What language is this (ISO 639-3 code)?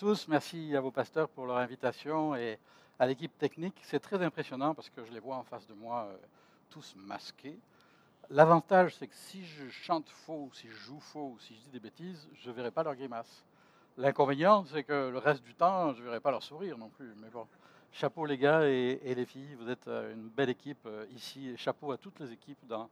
fra